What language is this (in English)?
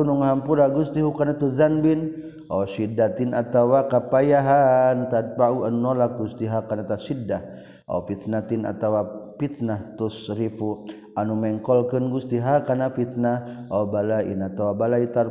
Malay